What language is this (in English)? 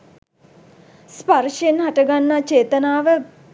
Sinhala